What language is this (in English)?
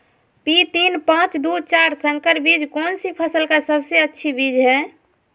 Magahi